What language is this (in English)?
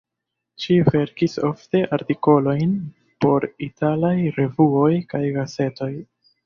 Esperanto